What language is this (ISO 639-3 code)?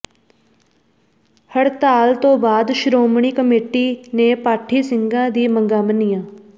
pan